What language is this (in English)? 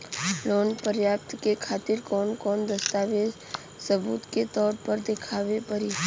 Bhojpuri